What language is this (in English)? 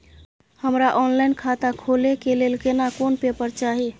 Maithili